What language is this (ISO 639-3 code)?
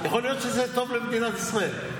heb